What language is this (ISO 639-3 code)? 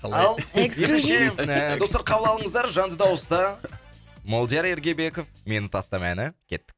kaz